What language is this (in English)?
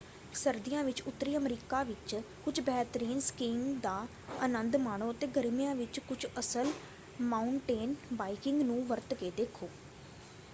Punjabi